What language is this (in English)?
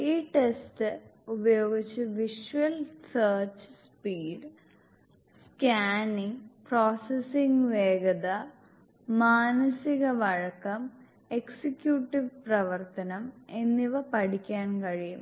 Malayalam